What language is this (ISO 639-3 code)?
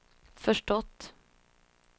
swe